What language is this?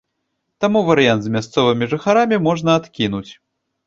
Belarusian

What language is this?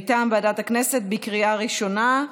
Hebrew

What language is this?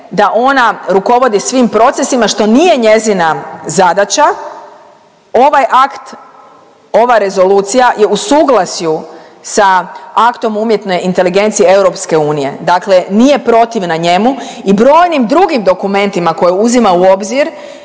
Croatian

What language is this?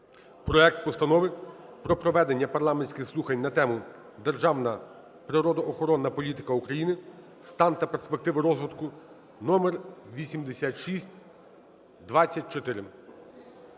Ukrainian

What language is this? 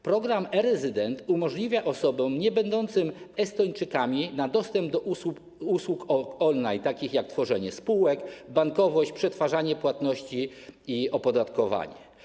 Polish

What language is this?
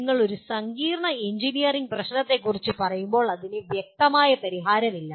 Malayalam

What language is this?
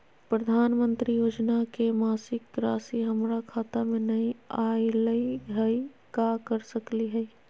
Magahi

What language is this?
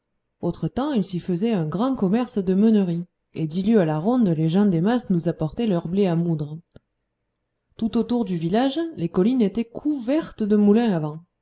French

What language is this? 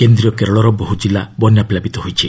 Odia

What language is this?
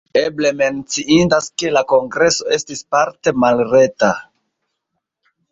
Esperanto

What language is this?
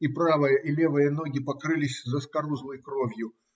Russian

